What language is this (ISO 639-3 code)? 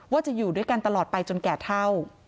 tha